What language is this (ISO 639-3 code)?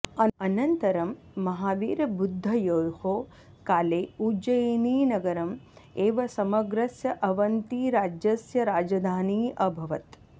san